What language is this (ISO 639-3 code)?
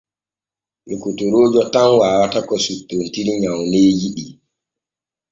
fue